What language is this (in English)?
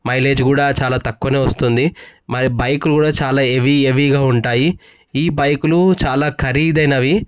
Telugu